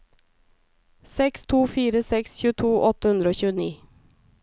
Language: Norwegian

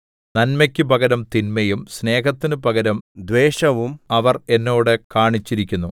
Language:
Malayalam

